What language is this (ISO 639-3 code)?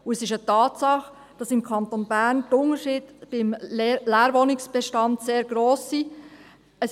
gsw